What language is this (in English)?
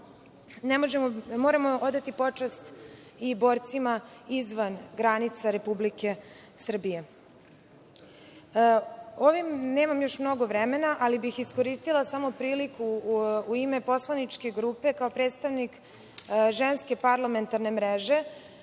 Serbian